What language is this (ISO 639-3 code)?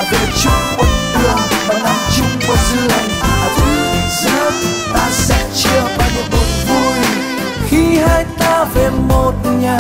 vie